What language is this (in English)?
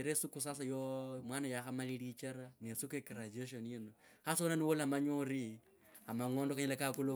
Kabras